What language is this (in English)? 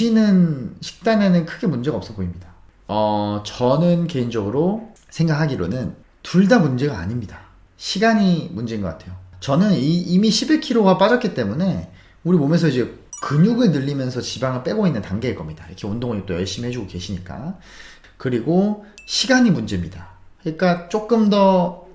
Korean